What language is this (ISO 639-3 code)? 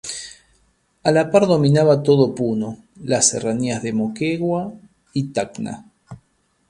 spa